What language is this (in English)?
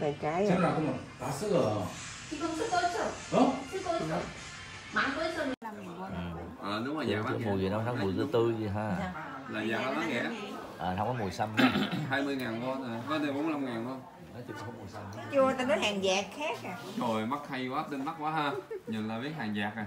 Vietnamese